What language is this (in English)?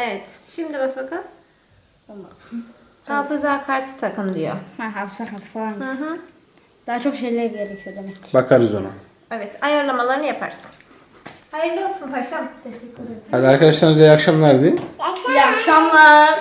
Turkish